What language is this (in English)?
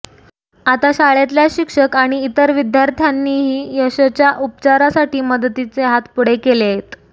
Marathi